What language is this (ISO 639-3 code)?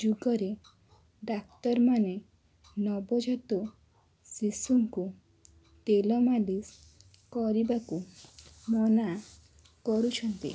ori